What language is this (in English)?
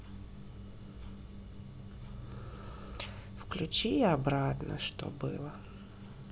Russian